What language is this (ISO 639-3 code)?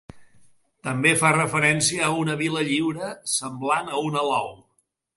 cat